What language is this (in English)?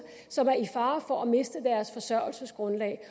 Danish